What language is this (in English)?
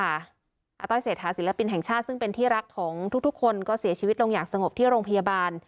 Thai